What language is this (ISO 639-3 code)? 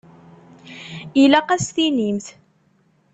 kab